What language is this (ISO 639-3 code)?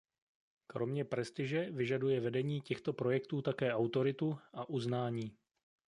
ces